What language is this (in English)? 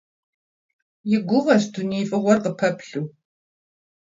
Kabardian